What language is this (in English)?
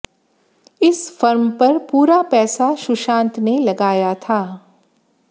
Hindi